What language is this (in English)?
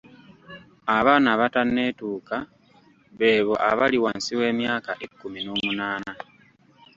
Ganda